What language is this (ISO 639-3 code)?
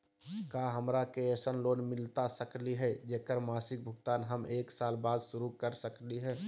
mag